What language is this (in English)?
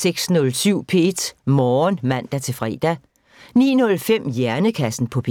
Danish